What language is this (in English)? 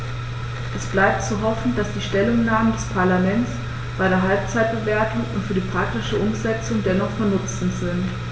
German